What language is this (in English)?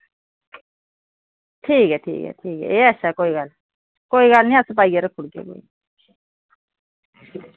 Dogri